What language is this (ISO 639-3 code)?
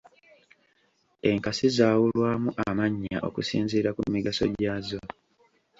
lug